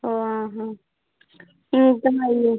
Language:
Telugu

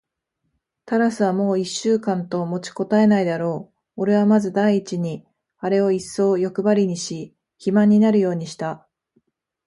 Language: Japanese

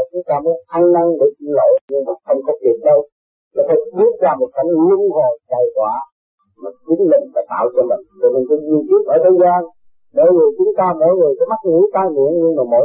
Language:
Vietnamese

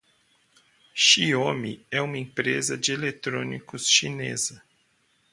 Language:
Portuguese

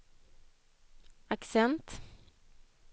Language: Swedish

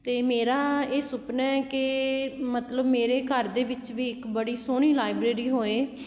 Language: Punjabi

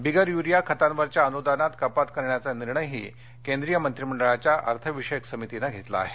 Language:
Marathi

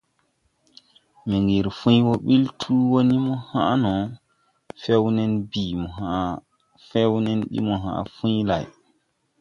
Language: Tupuri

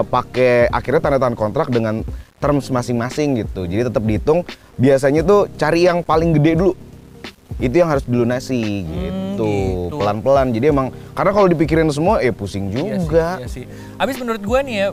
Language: Indonesian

